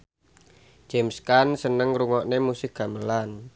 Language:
Javanese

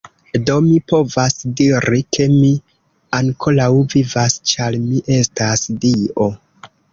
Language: Esperanto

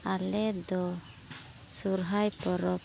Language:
Santali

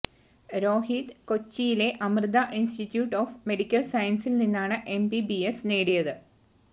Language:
Malayalam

